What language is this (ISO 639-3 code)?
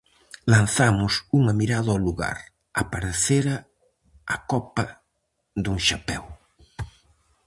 glg